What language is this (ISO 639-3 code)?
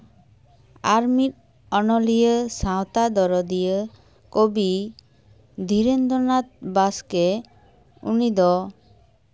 sat